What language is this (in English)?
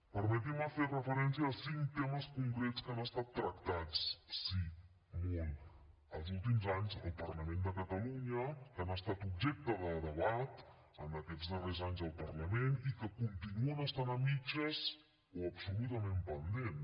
Catalan